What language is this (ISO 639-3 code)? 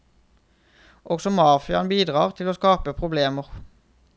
nor